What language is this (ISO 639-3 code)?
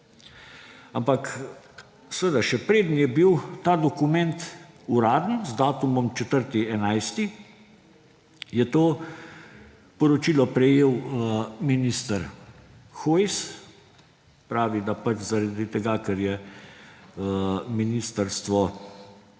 slv